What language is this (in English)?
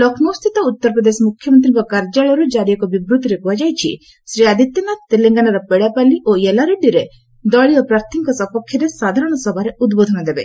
Odia